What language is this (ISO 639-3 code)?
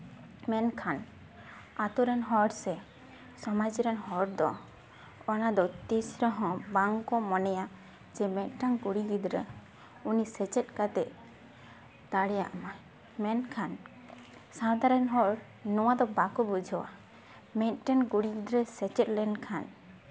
sat